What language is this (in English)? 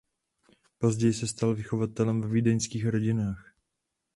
Czech